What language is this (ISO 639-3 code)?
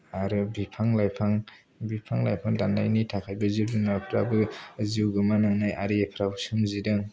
brx